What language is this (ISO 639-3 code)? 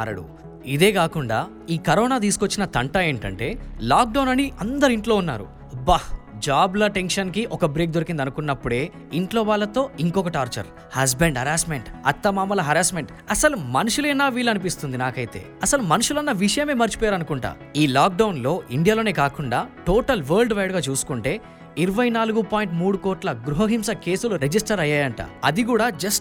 tel